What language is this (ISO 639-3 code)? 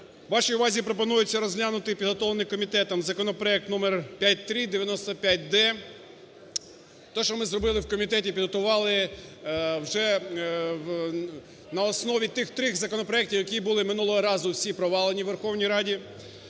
ukr